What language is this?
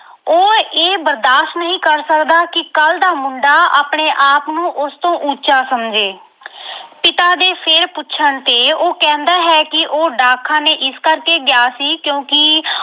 Punjabi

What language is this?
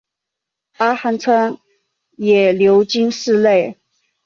Chinese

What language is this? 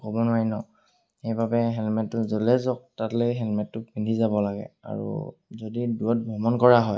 Assamese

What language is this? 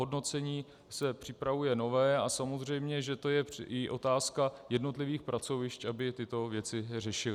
Czech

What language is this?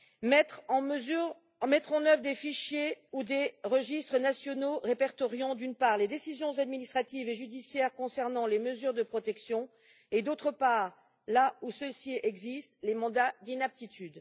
French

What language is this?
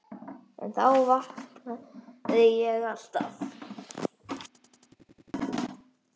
Icelandic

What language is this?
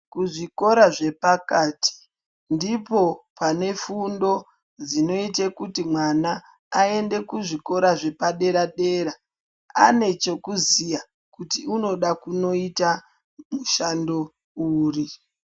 Ndau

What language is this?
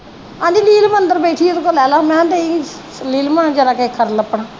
Punjabi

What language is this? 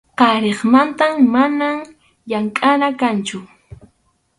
Arequipa-La Unión Quechua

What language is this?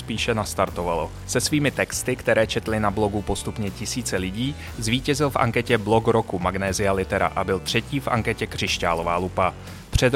Czech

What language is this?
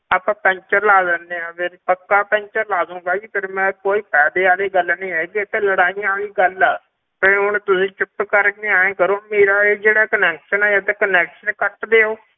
Punjabi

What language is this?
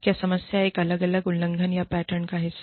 Hindi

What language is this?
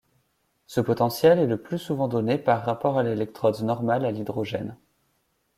French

